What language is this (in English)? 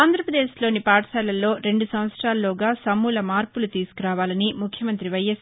Telugu